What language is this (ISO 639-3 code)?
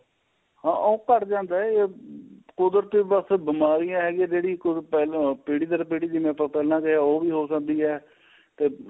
pan